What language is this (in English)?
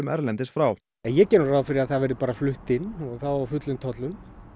Icelandic